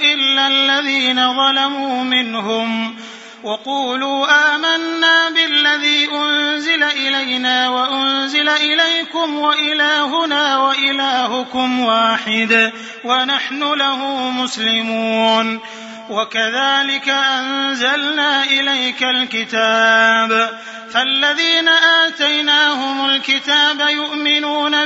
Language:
Arabic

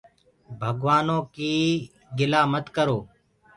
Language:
Gurgula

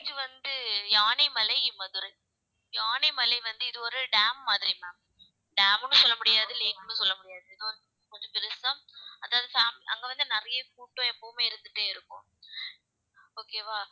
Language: Tamil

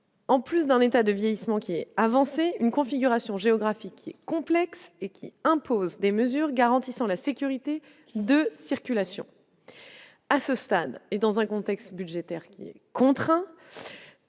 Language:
French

